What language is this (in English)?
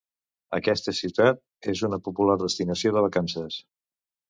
Catalan